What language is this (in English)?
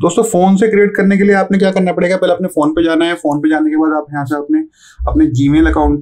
Hindi